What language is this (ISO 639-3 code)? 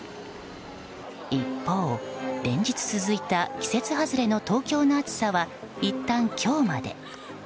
jpn